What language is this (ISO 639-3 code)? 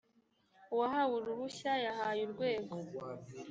kin